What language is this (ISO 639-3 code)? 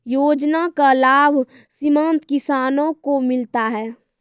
mai